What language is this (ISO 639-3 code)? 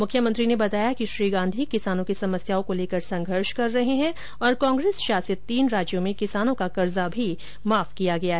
hin